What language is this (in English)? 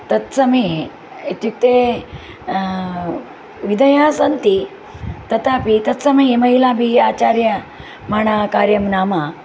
Sanskrit